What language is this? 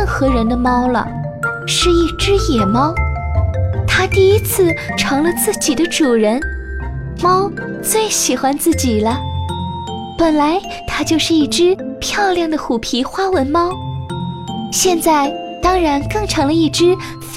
Chinese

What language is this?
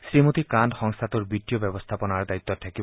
Assamese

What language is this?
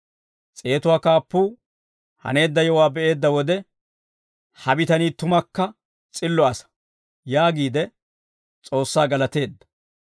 Dawro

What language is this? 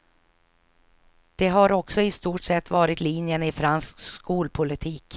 Swedish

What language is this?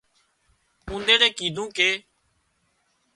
Wadiyara Koli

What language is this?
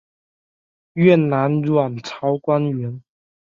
Chinese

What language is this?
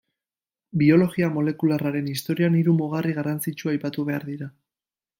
Basque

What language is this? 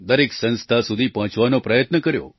Gujarati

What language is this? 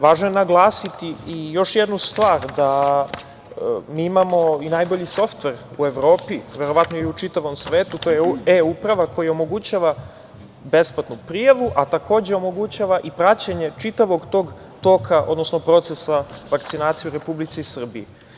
Serbian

